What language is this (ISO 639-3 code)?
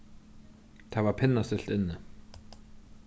fao